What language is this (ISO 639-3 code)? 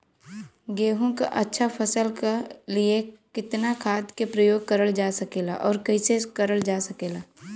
bho